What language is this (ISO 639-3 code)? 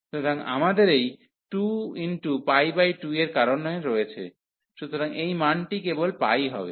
ben